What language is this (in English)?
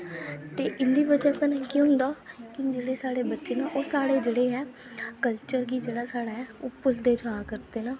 Dogri